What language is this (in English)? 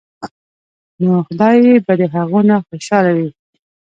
Pashto